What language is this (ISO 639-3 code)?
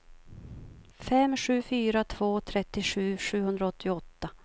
swe